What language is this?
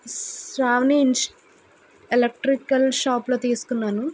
Telugu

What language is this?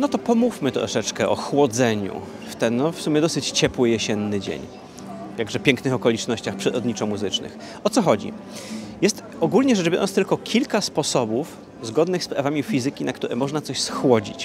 Polish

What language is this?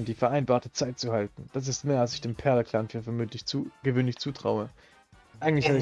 German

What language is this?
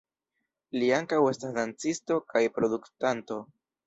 Esperanto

